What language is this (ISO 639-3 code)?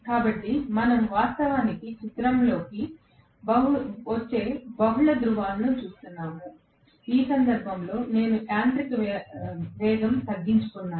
tel